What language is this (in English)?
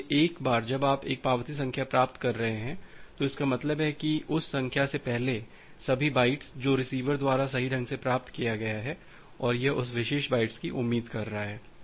Hindi